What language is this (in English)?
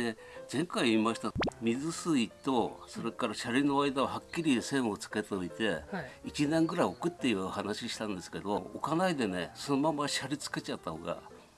Japanese